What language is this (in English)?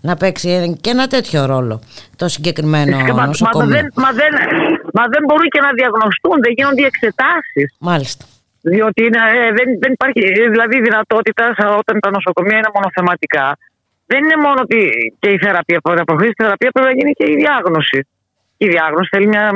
Greek